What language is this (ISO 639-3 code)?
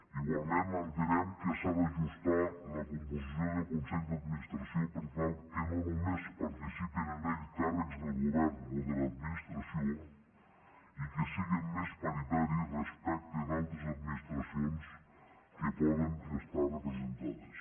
cat